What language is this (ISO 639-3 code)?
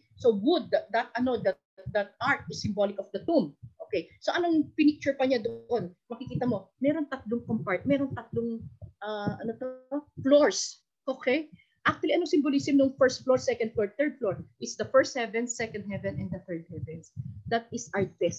fil